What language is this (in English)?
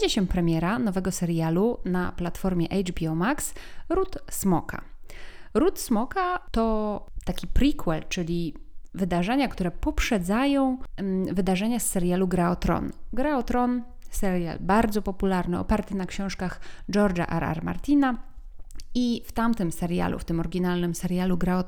Polish